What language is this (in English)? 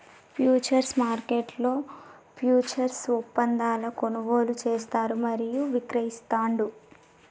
Telugu